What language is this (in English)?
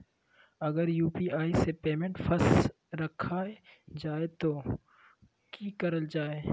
Magahi